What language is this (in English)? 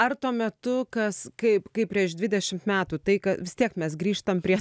Lithuanian